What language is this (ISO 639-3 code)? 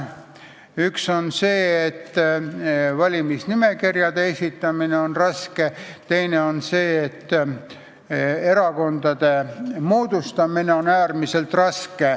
est